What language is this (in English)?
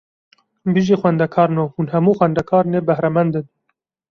Kurdish